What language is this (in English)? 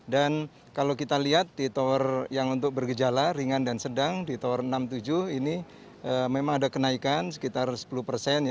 Indonesian